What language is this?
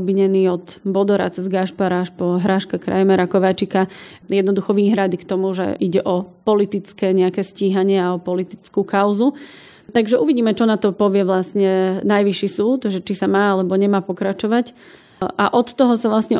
Slovak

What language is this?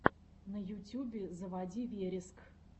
Russian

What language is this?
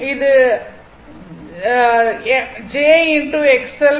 Tamil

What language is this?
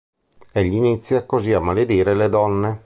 Italian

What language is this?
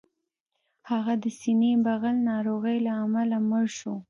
Pashto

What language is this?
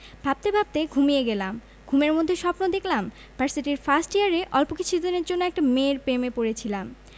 Bangla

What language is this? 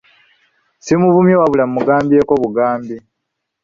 Ganda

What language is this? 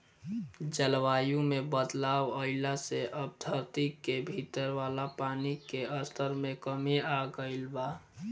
Bhojpuri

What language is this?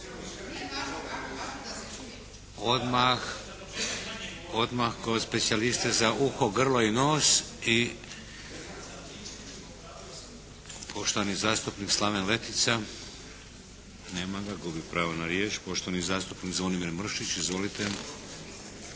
Croatian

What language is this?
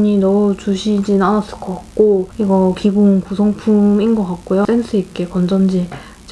Korean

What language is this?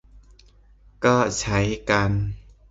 Thai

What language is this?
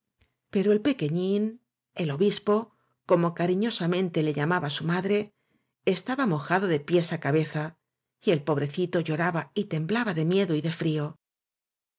Spanish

